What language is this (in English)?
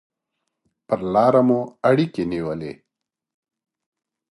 Pashto